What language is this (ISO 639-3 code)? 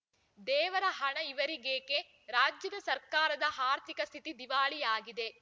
kan